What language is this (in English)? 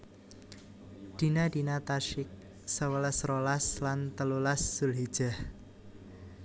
Javanese